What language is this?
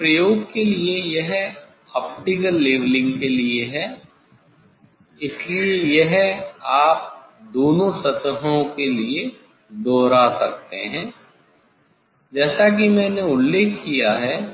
Hindi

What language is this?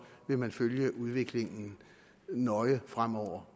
Danish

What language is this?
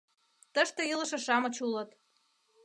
Mari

